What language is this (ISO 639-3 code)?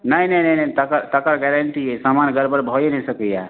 mai